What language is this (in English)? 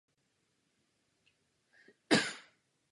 Czech